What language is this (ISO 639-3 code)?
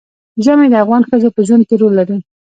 pus